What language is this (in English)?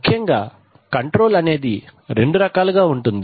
Telugu